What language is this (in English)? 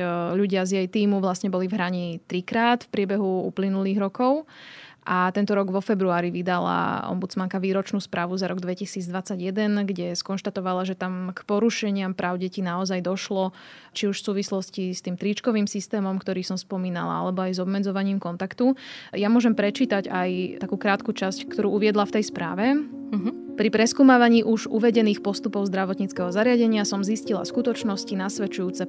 Slovak